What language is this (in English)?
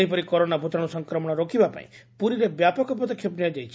Odia